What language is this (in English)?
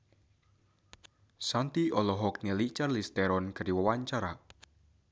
Sundanese